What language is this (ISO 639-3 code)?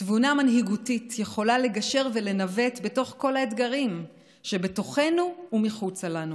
heb